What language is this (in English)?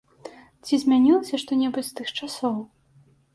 Belarusian